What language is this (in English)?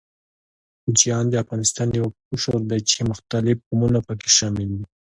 Pashto